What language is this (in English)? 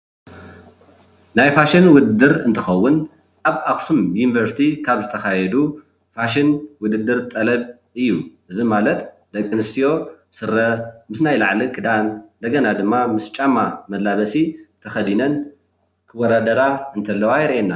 Tigrinya